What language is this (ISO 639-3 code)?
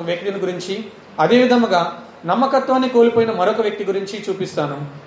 tel